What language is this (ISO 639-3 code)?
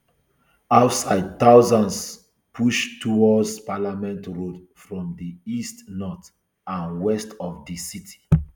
pcm